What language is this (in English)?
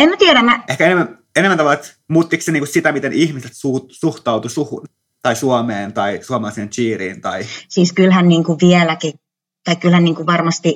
Finnish